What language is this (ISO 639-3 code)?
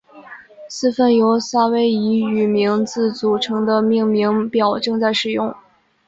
zho